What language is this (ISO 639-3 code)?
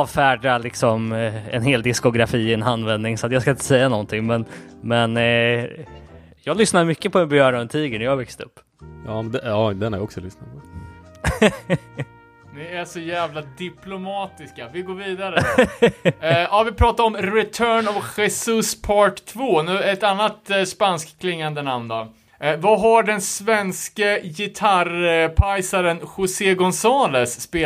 swe